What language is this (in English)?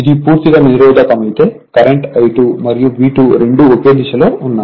Telugu